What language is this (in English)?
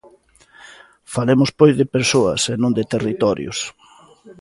Galician